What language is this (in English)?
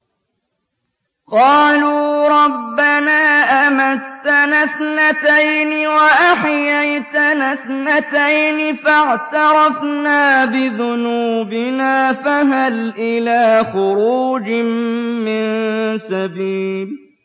Arabic